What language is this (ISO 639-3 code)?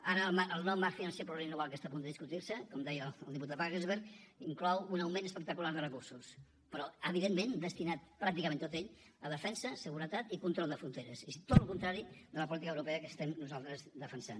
cat